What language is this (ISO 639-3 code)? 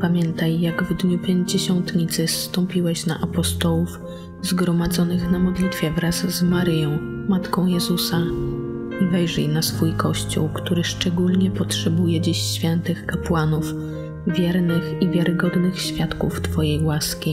pol